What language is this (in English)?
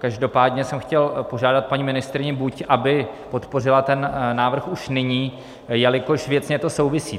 Czech